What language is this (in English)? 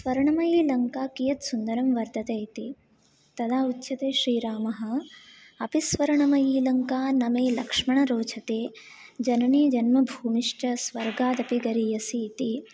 Sanskrit